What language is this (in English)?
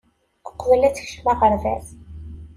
Kabyle